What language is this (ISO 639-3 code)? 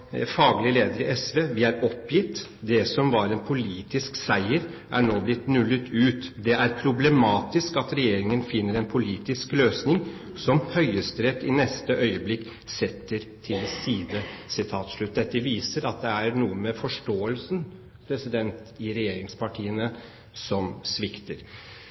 nob